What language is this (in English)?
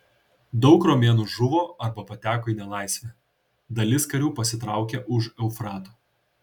Lithuanian